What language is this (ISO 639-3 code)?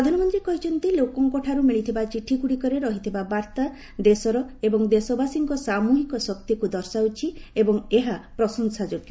ori